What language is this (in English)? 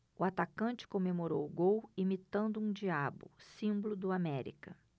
Portuguese